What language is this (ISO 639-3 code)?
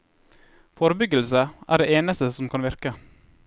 nor